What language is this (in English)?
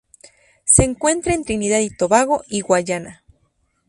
Spanish